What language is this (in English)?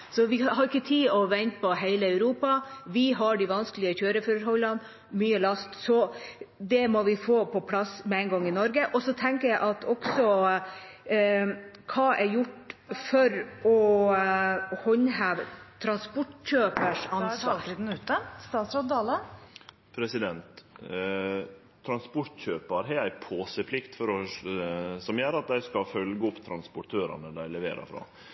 Norwegian